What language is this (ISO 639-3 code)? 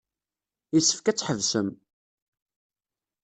kab